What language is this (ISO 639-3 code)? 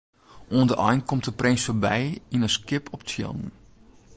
fry